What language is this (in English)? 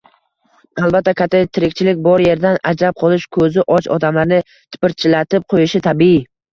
Uzbek